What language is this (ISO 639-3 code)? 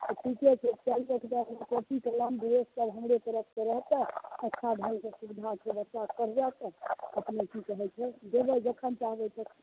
mai